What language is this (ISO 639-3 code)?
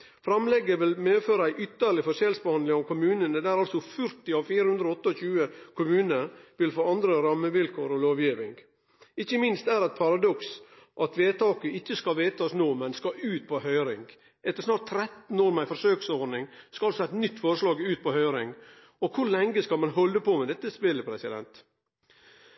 nno